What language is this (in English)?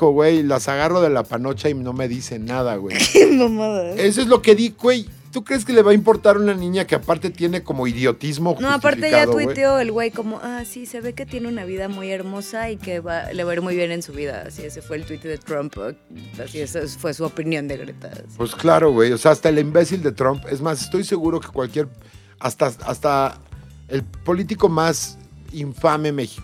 Spanish